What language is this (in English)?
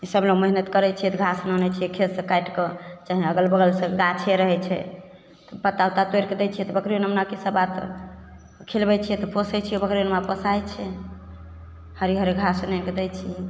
Maithili